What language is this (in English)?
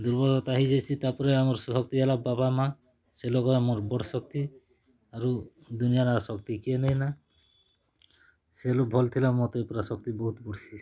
Odia